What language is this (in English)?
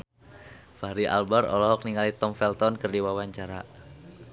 Sundanese